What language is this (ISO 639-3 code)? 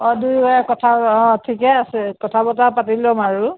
asm